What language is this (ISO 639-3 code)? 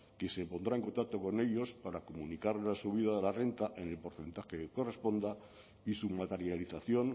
spa